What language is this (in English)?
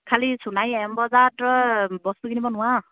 Assamese